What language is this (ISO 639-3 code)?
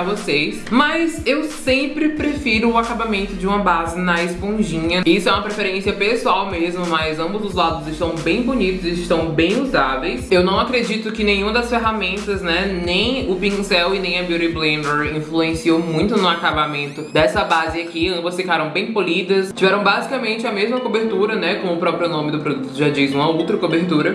por